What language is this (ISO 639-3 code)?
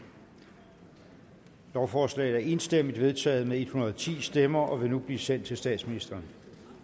dan